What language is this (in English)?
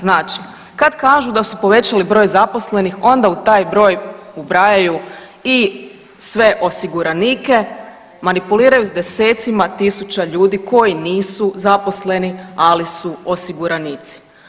Croatian